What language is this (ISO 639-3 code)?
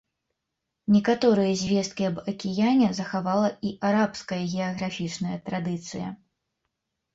bel